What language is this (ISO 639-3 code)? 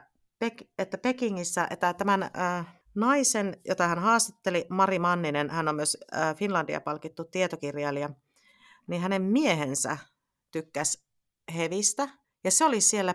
fin